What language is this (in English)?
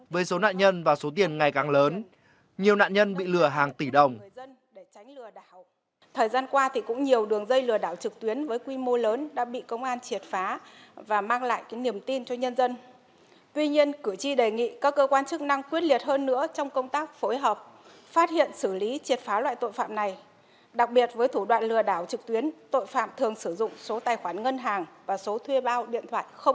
Vietnamese